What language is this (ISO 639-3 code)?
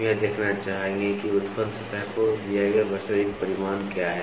hin